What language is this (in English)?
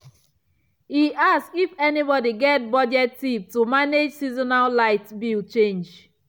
Nigerian Pidgin